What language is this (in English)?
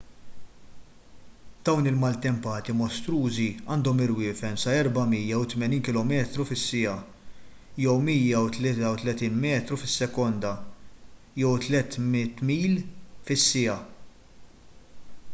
Maltese